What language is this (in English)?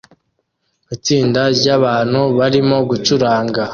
Kinyarwanda